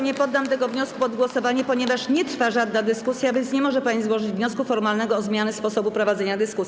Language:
Polish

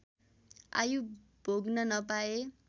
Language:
Nepali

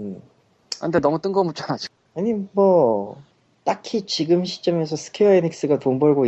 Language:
Korean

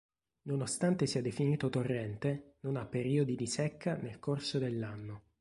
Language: Italian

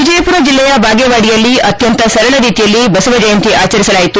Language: Kannada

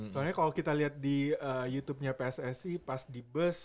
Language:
Indonesian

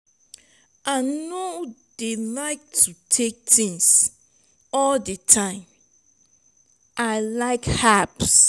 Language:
Nigerian Pidgin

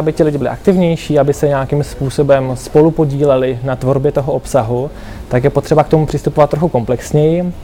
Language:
Czech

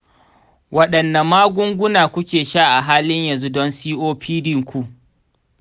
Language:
Hausa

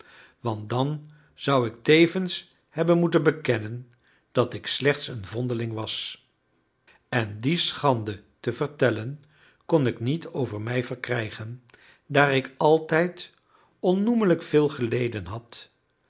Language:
Dutch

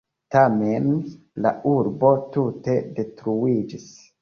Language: Esperanto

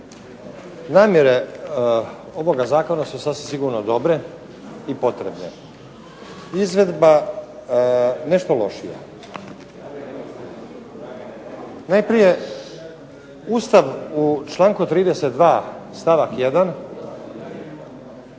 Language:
Croatian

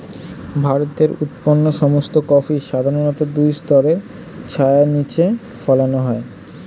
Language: Bangla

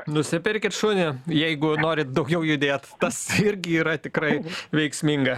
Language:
Lithuanian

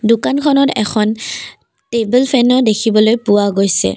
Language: Assamese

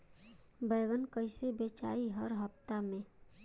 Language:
Bhojpuri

